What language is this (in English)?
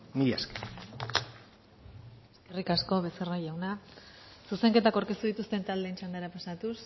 Basque